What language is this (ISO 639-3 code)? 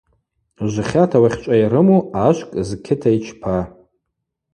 abq